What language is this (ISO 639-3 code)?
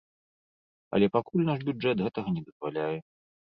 bel